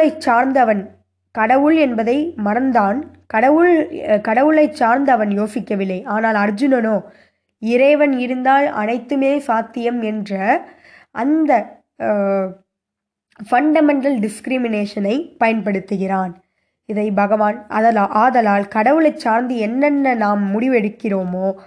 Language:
Tamil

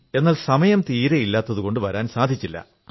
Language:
Malayalam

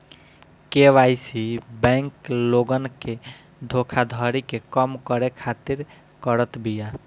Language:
Bhojpuri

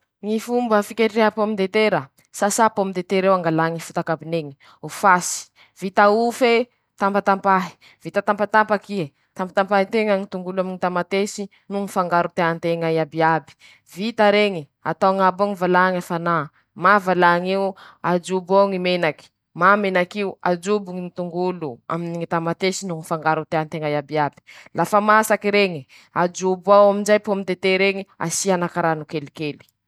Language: Masikoro Malagasy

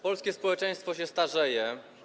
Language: Polish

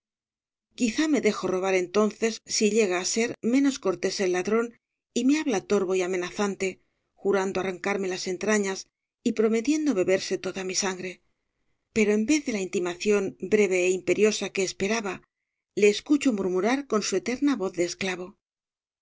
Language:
Spanish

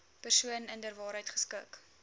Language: Afrikaans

